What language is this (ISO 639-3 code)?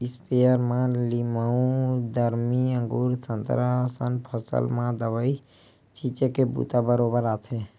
hne